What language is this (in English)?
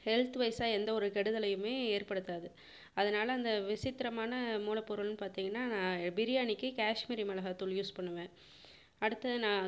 Tamil